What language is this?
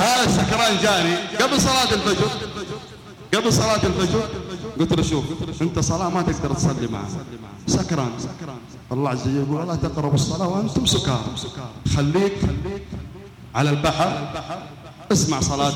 Arabic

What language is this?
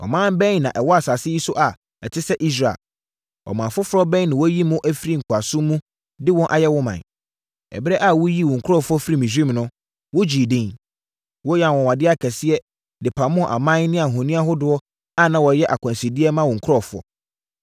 Akan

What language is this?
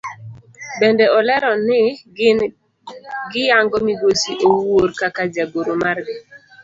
Luo (Kenya and Tanzania)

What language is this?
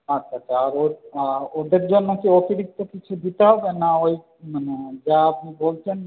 Bangla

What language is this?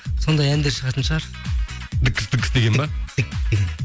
Kazakh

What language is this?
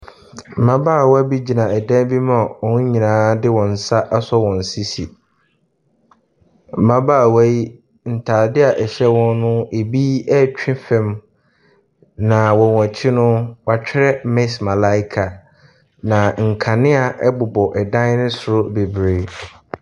Akan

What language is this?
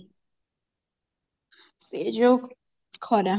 Odia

